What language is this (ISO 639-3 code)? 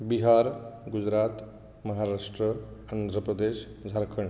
kok